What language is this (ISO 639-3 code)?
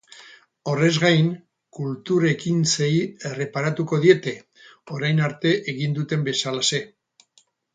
eus